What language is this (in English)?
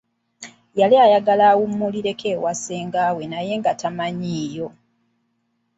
Ganda